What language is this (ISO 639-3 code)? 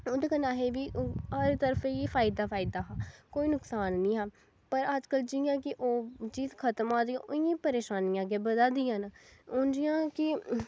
doi